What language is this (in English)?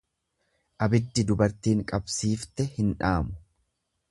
Oromo